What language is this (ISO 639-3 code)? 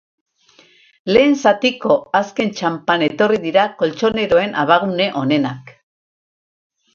eus